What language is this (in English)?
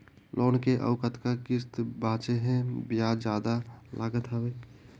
Chhattisgarhi